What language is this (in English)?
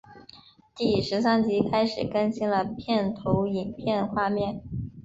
Chinese